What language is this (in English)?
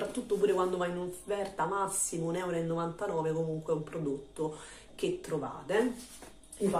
Italian